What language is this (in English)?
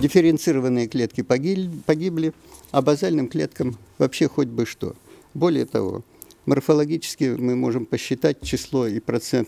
Russian